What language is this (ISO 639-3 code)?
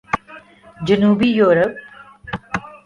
urd